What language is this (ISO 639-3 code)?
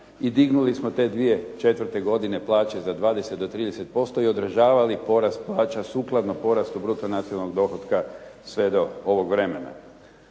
hrv